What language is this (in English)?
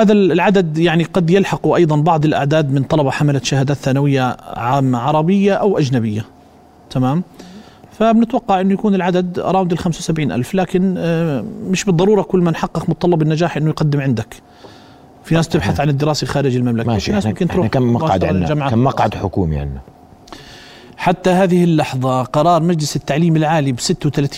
Arabic